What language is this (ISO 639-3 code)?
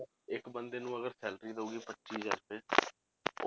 pan